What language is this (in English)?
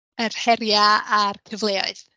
Welsh